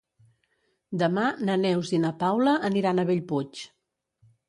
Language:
Catalan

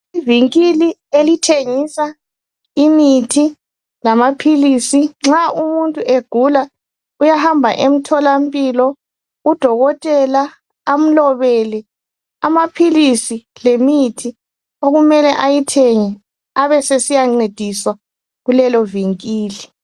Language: North Ndebele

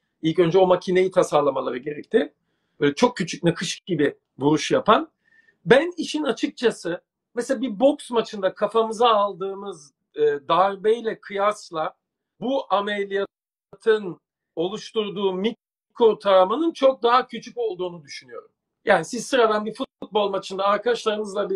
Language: Turkish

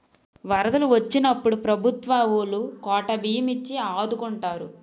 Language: Telugu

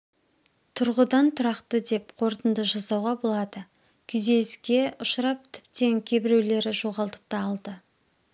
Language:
Kazakh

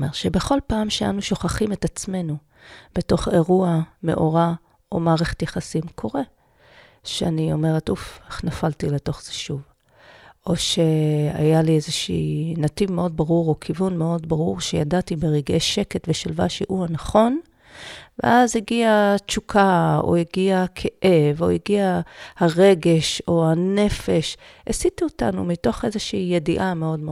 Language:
Hebrew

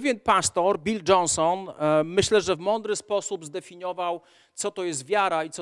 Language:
Polish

